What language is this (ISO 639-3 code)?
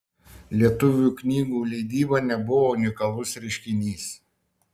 lit